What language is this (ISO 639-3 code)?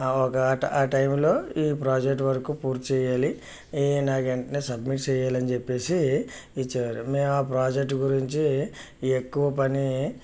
tel